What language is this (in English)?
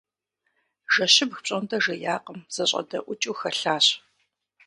Kabardian